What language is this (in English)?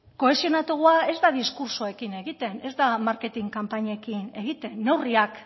Basque